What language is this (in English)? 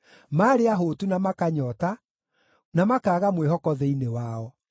Kikuyu